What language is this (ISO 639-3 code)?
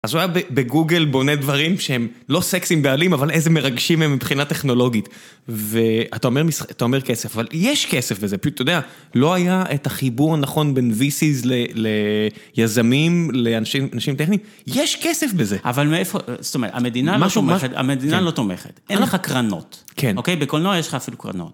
heb